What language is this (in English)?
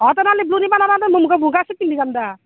Assamese